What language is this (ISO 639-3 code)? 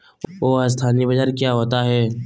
mag